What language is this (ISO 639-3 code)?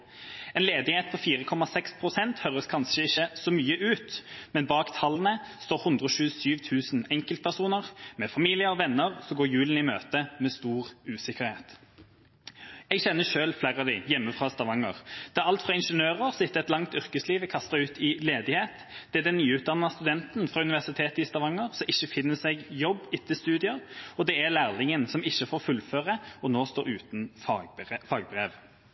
nob